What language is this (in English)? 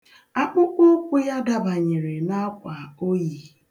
Igbo